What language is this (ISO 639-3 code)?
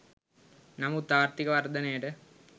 sin